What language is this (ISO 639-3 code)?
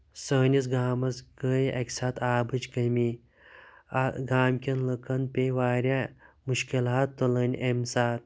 kas